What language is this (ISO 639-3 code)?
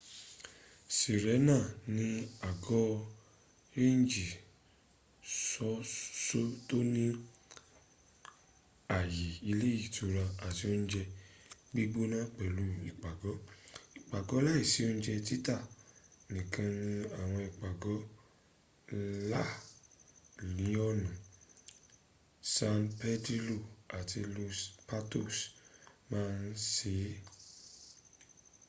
yor